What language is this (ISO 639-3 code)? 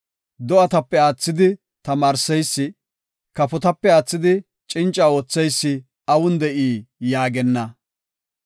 gof